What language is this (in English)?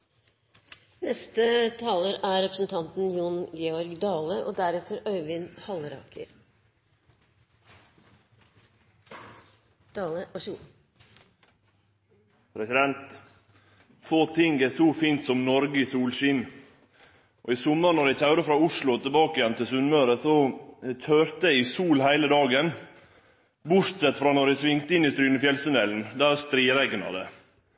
Norwegian